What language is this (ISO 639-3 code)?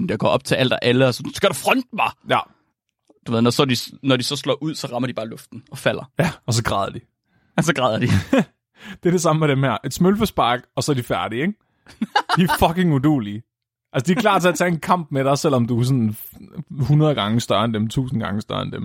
dan